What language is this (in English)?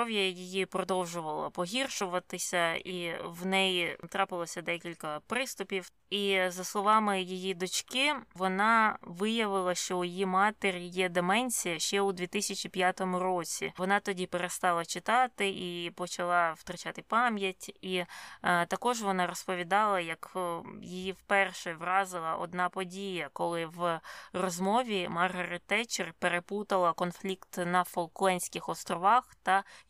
Ukrainian